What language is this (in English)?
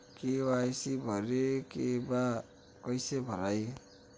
Bhojpuri